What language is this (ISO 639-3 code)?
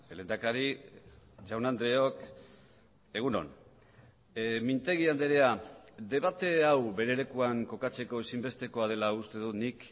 eus